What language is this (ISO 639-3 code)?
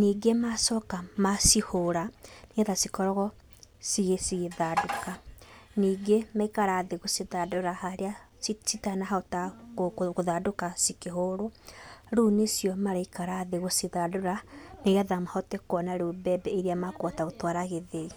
kik